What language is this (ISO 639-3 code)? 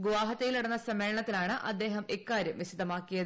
mal